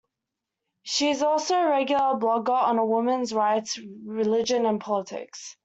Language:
English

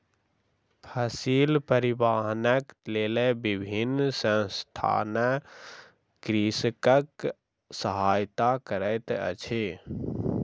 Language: Maithili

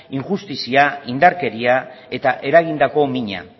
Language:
Basque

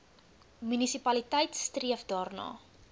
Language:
Afrikaans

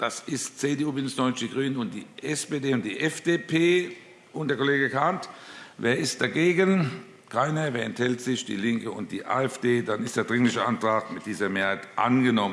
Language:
German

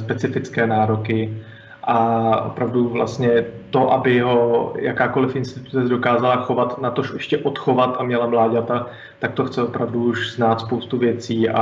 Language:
Czech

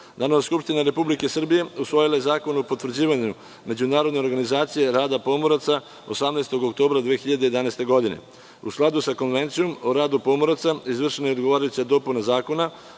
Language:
Serbian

